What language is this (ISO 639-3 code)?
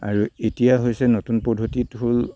asm